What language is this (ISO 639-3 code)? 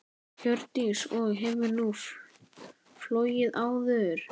isl